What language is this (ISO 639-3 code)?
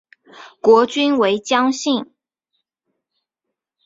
zho